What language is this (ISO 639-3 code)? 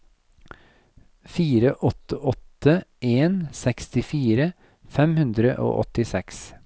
nor